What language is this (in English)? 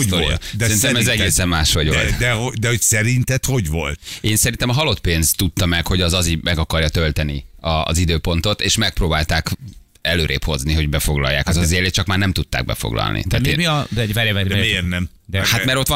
Hungarian